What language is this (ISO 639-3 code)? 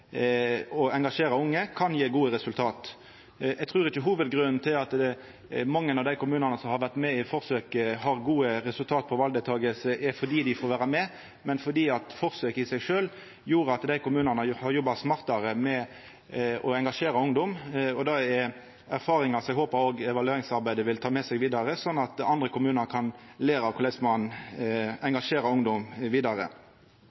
nno